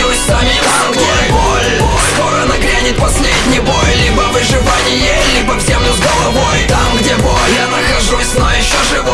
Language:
Russian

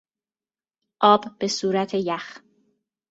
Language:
Persian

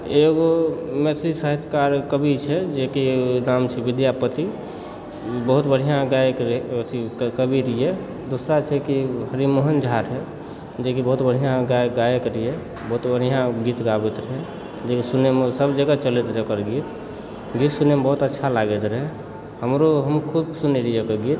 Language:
Maithili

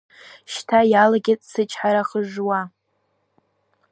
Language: Abkhazian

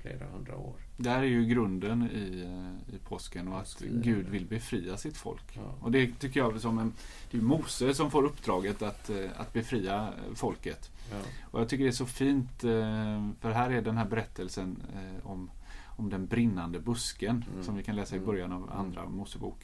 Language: Swedish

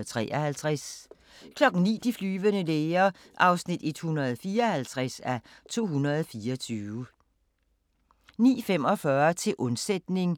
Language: Danish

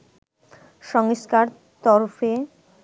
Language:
Bangla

